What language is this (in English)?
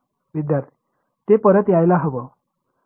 Marathi